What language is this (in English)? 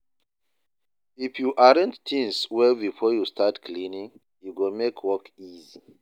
Nigerian Pidgin